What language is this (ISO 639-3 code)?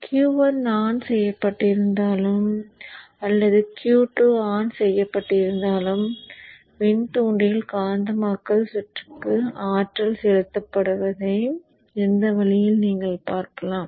tam